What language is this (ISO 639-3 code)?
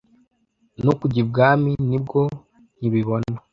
kin